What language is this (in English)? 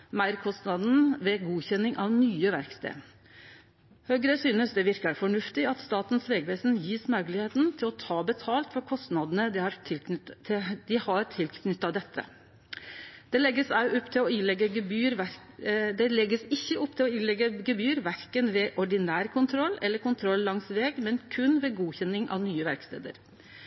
Norwegian Nynorsk